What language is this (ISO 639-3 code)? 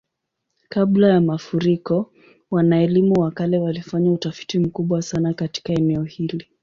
swa